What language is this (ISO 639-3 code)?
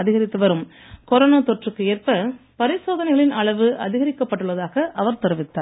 tam